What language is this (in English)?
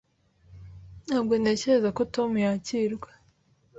Kinyarwanda